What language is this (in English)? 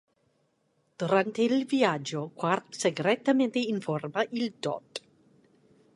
Italian